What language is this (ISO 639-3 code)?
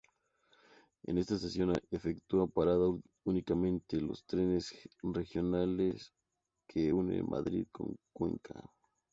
spa